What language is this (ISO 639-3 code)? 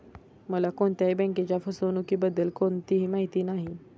mar